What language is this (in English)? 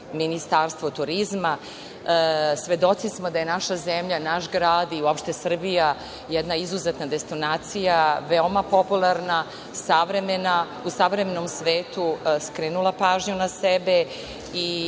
Serbian